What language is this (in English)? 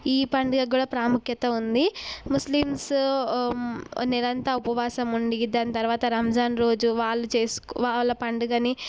Telugu